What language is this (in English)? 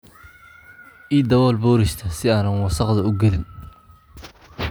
Somali